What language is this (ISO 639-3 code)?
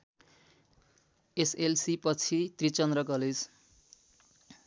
nep